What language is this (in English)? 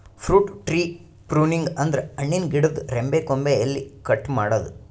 Kannada